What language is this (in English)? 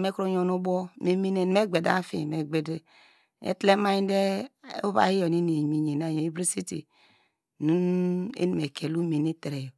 Degema